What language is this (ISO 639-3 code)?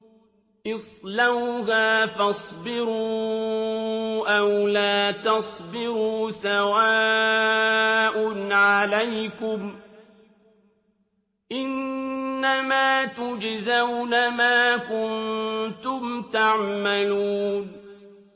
ara